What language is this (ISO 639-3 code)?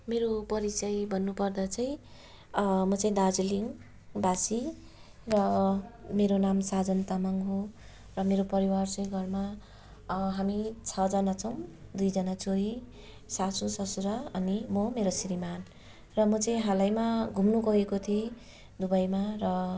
nep